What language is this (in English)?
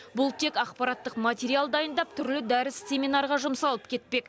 Kazakh